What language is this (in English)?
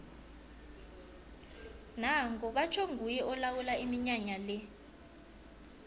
South Ndebele